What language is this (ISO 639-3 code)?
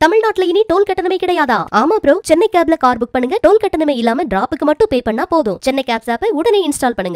tha